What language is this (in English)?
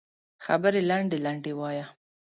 Pashto